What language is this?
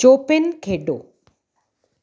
Punjabi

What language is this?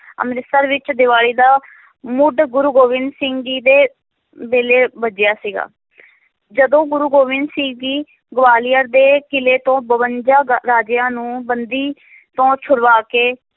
Punjabi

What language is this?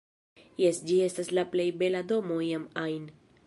Esperanto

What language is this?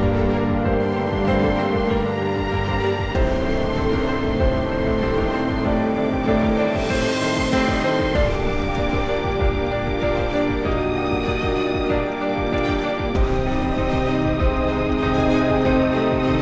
Indonesian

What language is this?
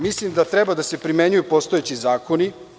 Serbian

